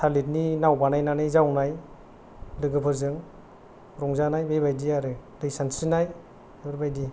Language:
Bodo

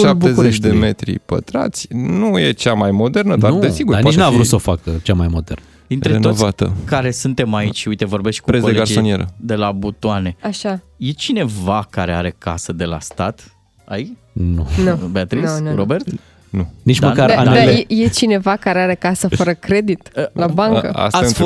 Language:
Romanian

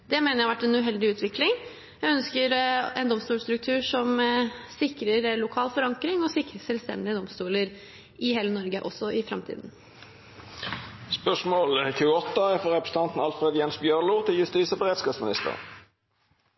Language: Norwegian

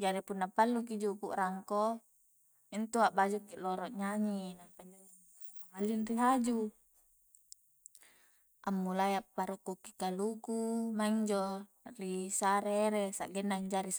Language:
Coastal Konjo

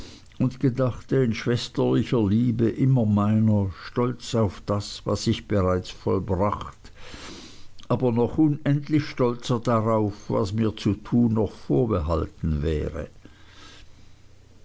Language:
German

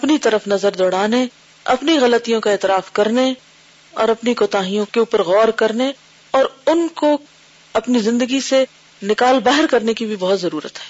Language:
Urdu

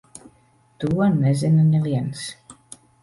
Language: Latvian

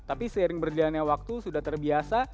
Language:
Indonesian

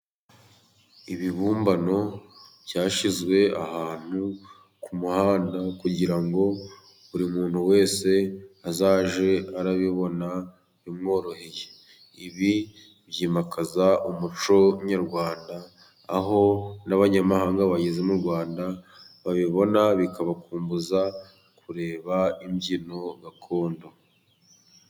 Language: Kinyarwanda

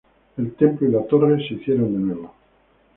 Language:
Spanish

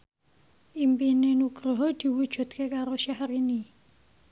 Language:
Javanese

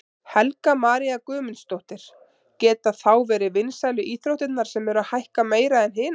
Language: Icelandic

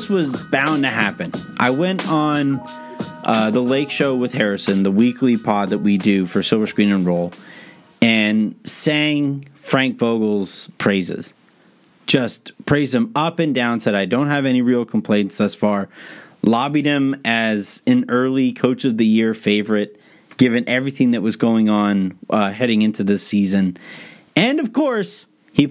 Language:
English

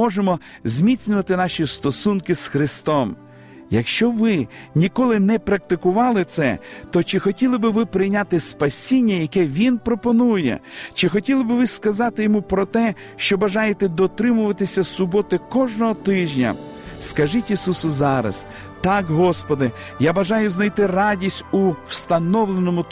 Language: Ukrainian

